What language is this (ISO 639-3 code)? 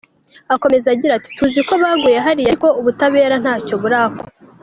kin